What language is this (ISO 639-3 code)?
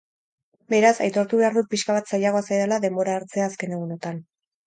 eus